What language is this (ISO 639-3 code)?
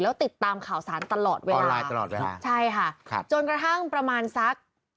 tha